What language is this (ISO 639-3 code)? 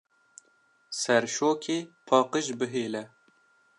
kur